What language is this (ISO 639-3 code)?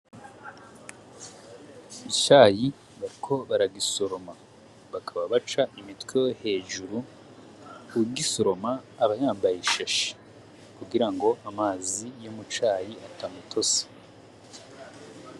run